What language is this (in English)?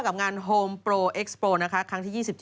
Thai